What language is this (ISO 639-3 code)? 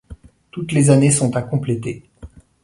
fra